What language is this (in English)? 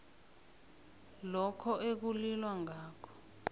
South Ndebele